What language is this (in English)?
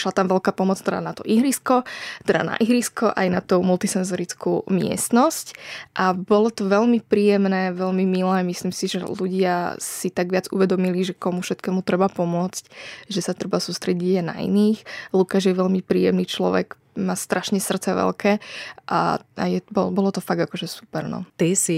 Slovak